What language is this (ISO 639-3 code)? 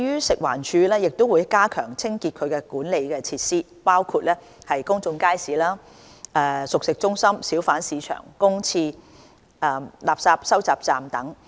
yue